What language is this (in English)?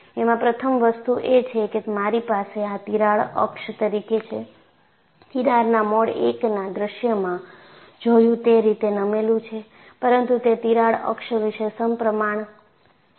Gujarati